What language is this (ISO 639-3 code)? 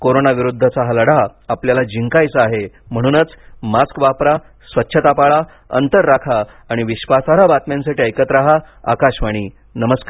mar